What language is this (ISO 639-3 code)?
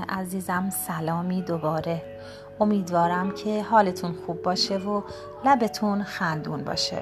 fas